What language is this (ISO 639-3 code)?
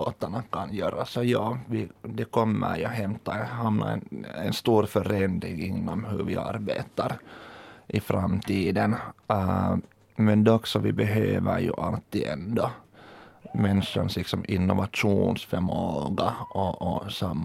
swe